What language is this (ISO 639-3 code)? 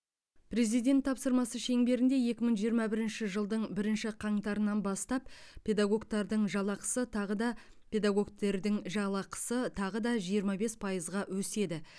kaz